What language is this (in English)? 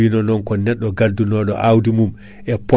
Fula